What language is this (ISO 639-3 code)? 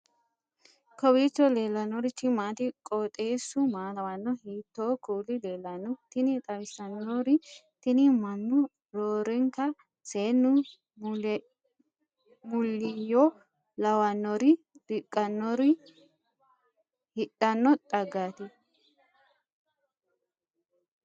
sid